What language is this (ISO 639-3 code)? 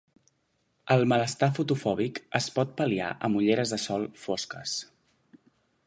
cat